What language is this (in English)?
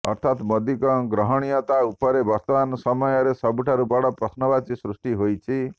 Odia